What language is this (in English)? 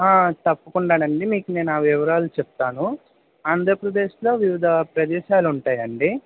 Telugu